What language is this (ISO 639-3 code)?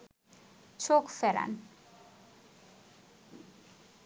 ben